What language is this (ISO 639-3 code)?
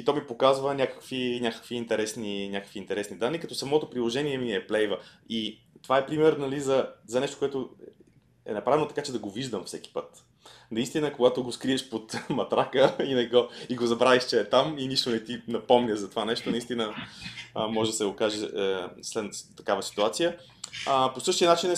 bul